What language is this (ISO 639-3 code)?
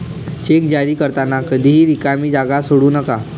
mar